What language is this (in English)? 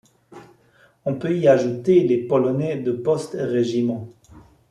French